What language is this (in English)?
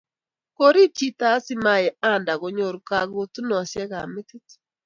Kalenjin